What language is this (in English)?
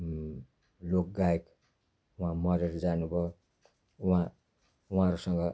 Nepali